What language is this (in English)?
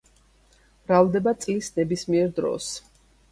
Georgian